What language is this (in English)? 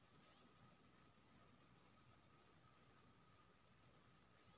Maithili